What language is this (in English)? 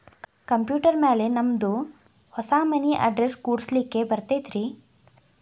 Kannada